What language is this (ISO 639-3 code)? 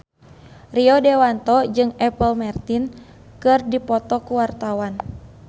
sun